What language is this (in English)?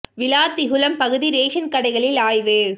Tamil